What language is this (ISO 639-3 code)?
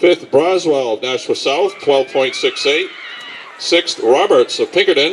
eng